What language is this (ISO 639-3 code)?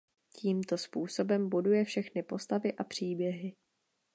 ces